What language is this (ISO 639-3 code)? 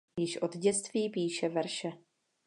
ces